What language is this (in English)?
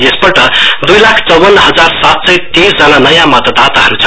Nepali